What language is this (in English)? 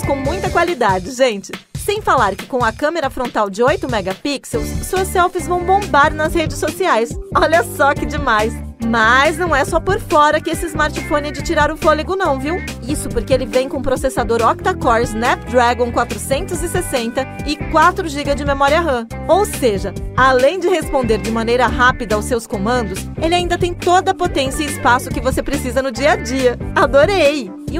Portuguese